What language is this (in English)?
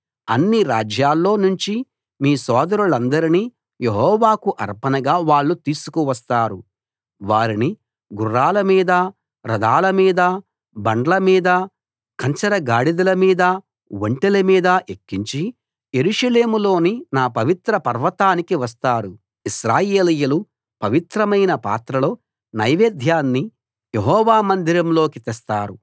Telugu